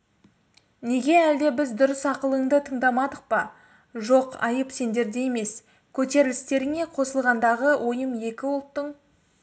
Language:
Kazakh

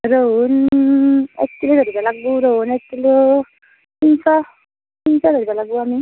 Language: Assamese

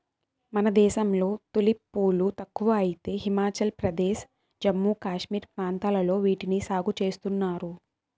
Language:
Telugu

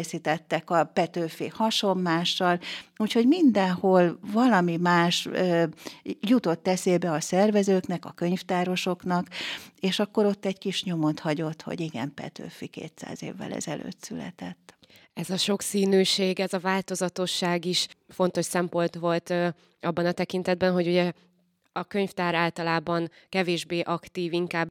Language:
Hungarian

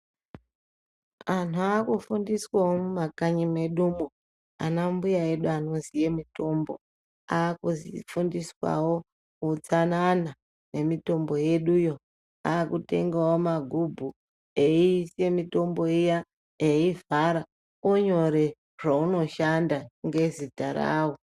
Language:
Ndau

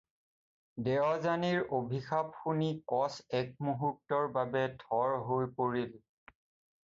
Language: Assamese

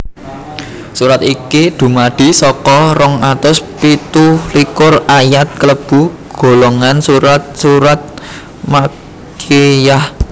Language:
Javanese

